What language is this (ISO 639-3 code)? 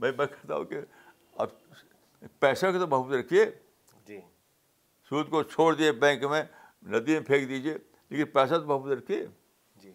urd